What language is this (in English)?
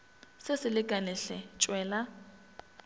Northern Sotho